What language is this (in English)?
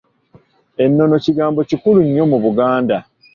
Ganda